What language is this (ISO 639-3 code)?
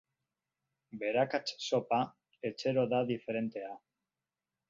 eus